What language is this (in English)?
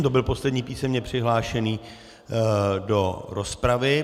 Czech